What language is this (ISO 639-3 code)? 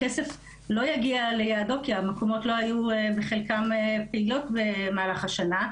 heb